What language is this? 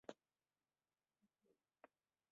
Kabyle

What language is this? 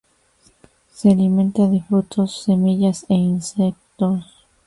Spanish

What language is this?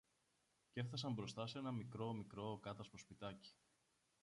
Greek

